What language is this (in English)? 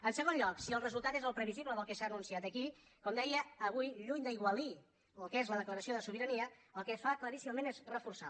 Catalan